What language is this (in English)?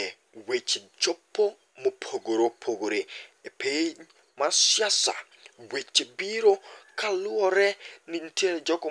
Luo (Kenya and Tanzania)